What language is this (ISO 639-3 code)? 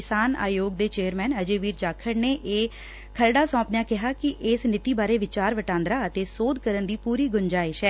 pan